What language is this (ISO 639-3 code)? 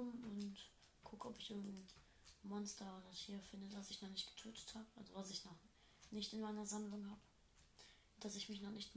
deu